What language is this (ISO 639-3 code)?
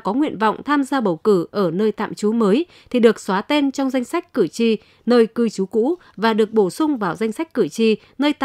vie